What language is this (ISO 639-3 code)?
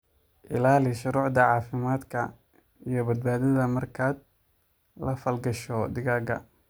som